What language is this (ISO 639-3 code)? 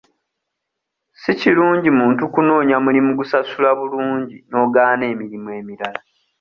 lug